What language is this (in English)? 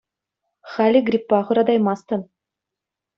Chuvash